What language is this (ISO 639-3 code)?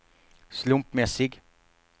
swe